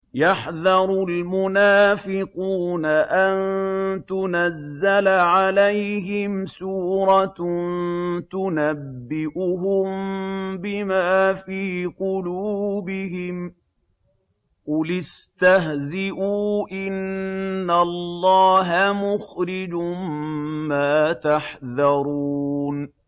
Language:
Arabic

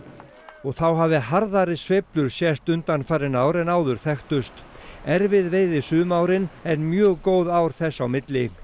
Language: Icelandic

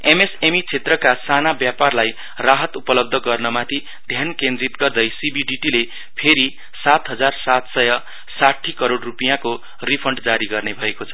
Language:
Nepali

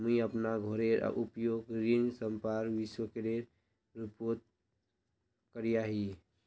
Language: Magahi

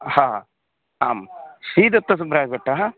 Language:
Sanskrit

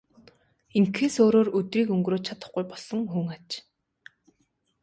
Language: Mongolian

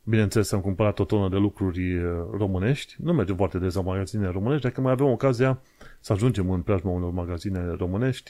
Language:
Romanian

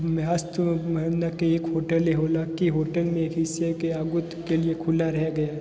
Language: Hindi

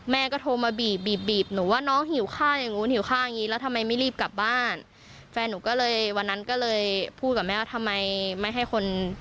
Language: Thai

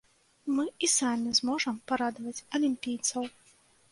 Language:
Belarusian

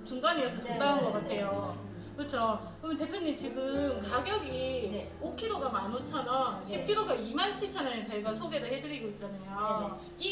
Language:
Korean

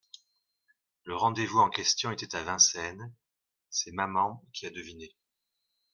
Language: French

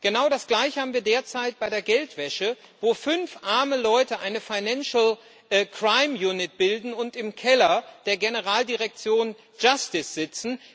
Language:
German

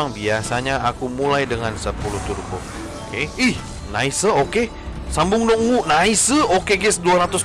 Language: Indonesian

